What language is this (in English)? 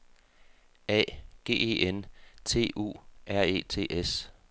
Danish